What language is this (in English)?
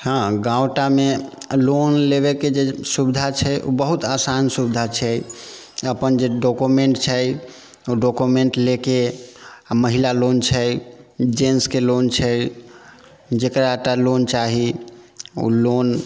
Maithili